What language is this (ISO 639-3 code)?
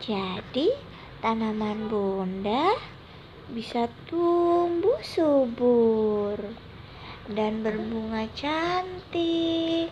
ind